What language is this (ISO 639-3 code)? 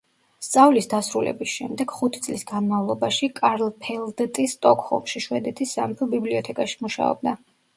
kat